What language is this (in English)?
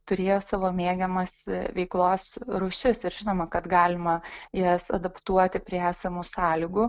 Lithuanian